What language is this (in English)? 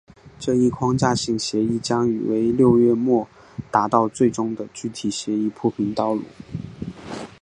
Chinese